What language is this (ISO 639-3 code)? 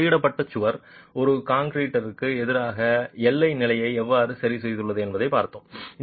tam